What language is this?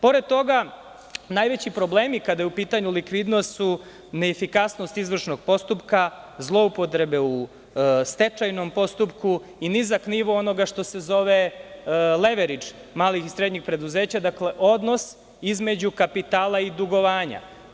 Serbian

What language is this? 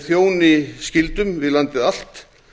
Icelandic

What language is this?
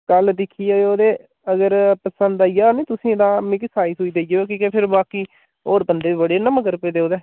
Dogri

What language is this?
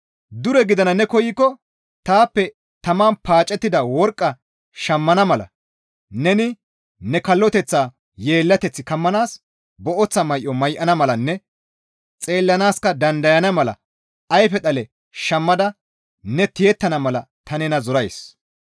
Gamo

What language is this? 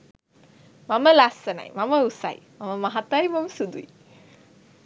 Sinhala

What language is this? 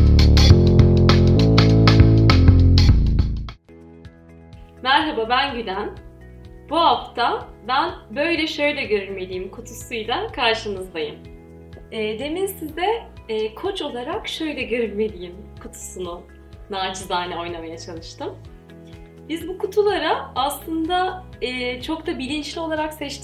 Turkish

